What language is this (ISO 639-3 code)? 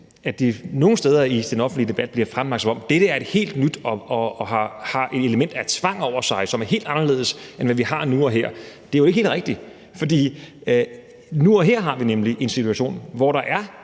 dan